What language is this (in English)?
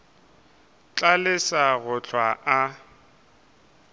Northern Sotho